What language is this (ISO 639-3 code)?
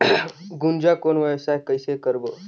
hne